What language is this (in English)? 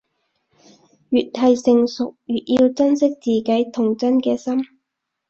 Cantonese